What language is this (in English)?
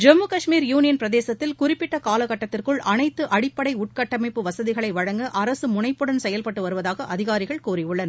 Tamil